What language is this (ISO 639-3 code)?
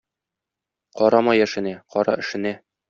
tat